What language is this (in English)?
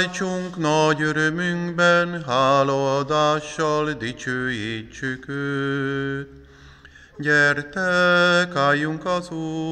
Hungarian